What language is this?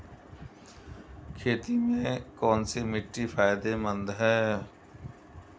Hindi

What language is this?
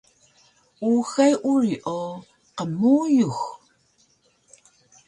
Taroko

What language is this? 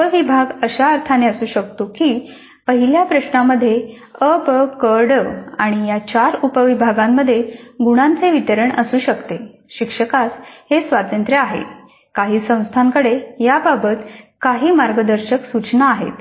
Marathi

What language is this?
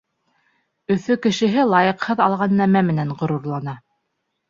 Bashkir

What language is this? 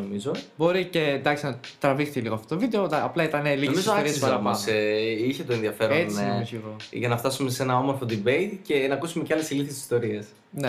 Greek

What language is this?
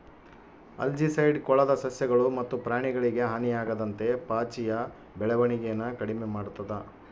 Kannada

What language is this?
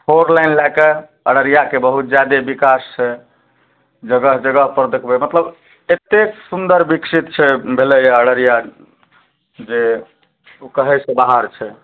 Maithili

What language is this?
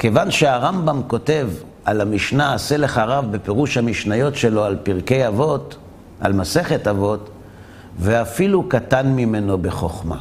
Hebrew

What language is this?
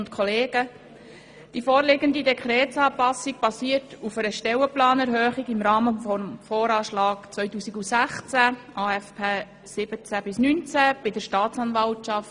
Swiss German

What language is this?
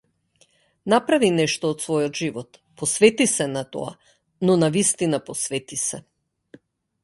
Macedonian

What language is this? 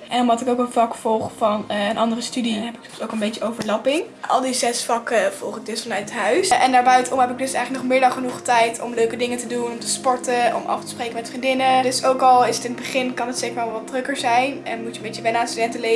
Dutch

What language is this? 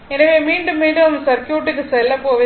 Tamil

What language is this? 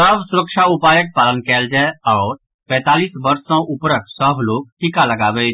Maithili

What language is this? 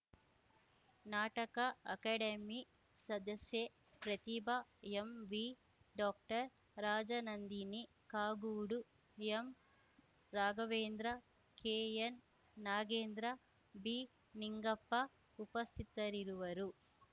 Kannada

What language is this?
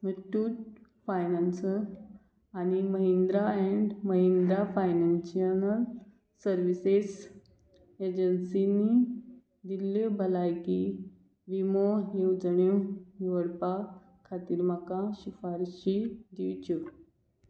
Konkani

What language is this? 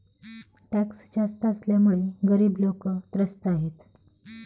Marathi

